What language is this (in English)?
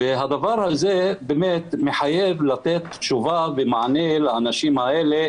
Hebrew